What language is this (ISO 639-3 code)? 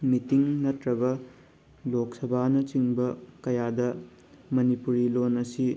mni